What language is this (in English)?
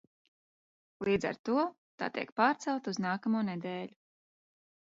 Latvian